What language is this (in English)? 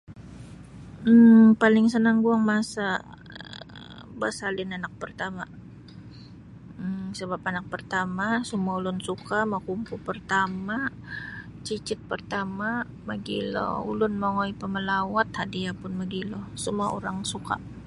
Sabah Bisaya